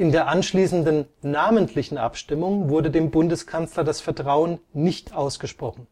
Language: German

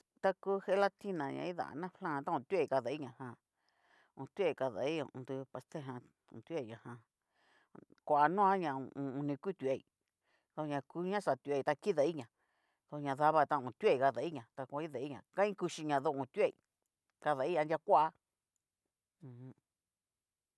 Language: Cacaloxtepec Mixtec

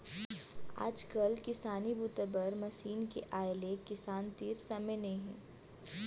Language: Chhattisgarhi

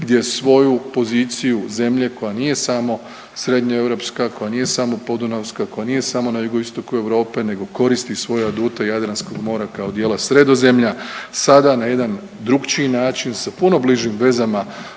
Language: Croatian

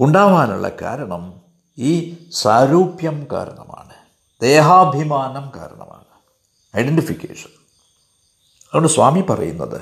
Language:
Malayalam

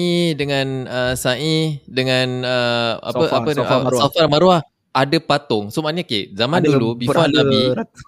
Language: Malay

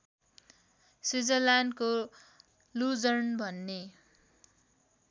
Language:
Nepali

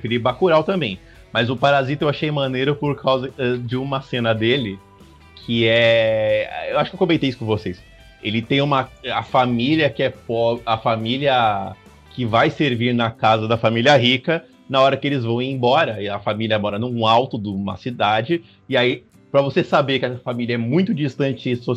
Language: Portuguese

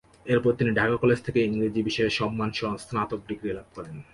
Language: Bangla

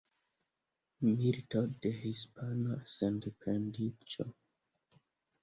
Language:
Esperanto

